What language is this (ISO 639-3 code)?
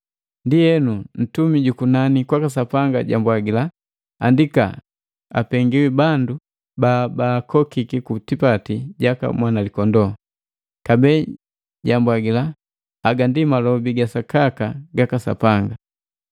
mgv